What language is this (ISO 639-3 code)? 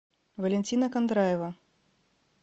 rus